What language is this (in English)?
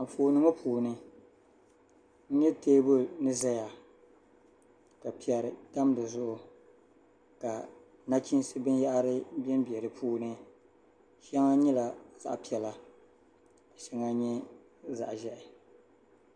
Dagbani